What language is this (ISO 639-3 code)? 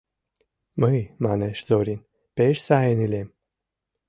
chm